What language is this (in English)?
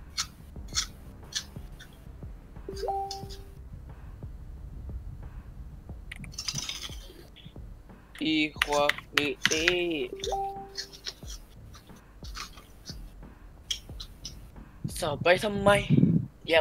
Thai